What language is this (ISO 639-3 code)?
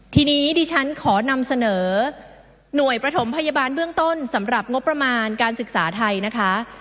tha